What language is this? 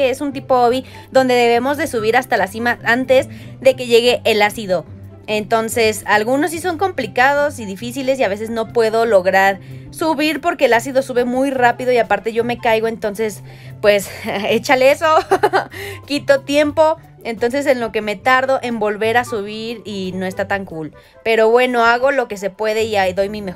Spanish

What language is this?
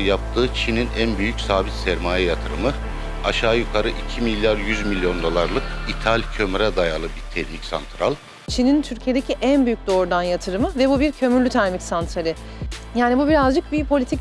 Turkish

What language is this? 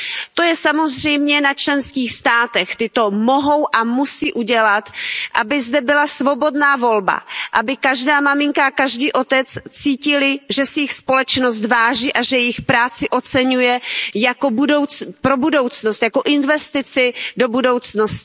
Czech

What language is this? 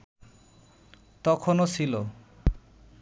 Bangla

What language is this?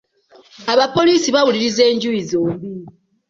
Ganda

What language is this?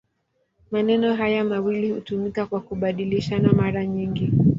Swahili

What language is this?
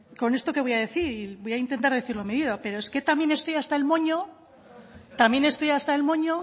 Spanish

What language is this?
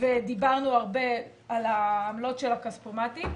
Hebrew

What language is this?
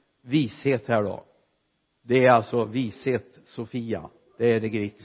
Swedish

